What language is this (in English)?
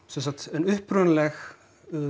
Icelandic